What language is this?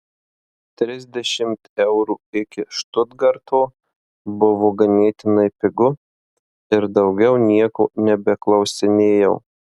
Lithuanian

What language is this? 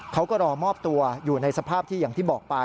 Thai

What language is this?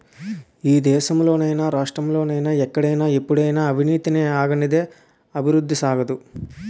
Telugu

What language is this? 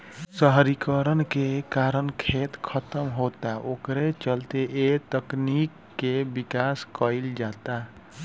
Bhojpuri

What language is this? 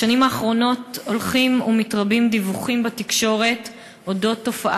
Hebrew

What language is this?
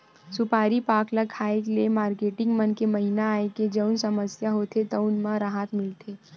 Chhattisgarhi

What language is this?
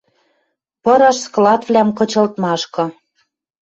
Western Mari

